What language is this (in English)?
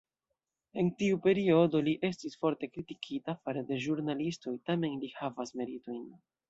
Esperanto